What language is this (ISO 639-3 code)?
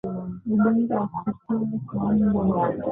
swa